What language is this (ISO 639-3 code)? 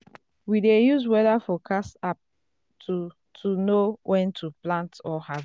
pcm